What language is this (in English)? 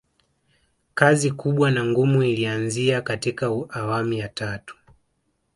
Swahili